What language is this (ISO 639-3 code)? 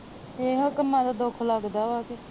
pan